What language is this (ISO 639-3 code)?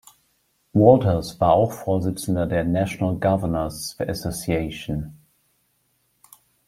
deu